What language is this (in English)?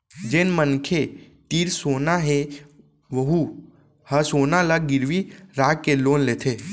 Chhattisgarhi